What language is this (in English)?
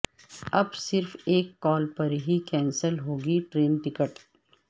Urdu